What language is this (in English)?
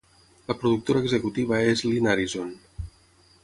Catalan